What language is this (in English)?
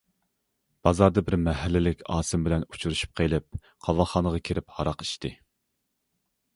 Uyghur